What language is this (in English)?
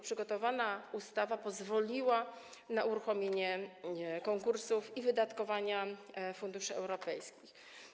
Polish